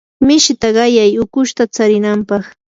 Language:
Yanahuanca Pasco Quechua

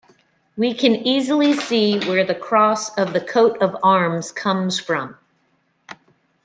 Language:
English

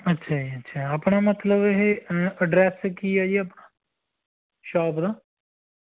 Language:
Punjabi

